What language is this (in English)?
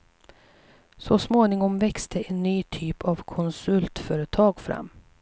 Swedish